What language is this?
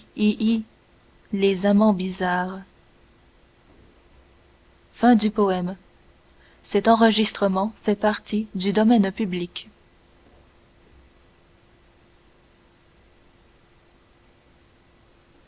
French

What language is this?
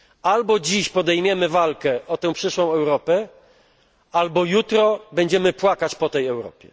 Polish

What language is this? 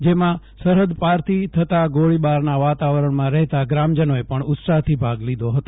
Gujarati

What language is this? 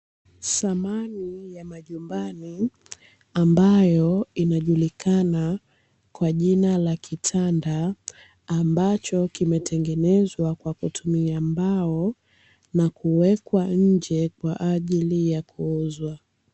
Swahili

